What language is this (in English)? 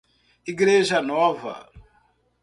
Portuguese